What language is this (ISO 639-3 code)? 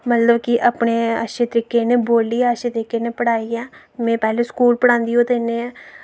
doi